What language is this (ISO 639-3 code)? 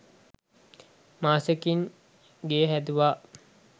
sin